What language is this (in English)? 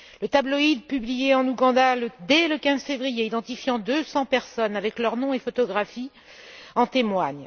French